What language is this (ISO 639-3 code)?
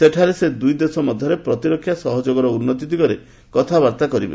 ori